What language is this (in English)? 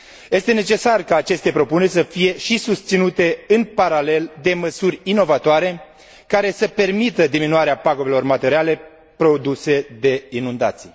Romanian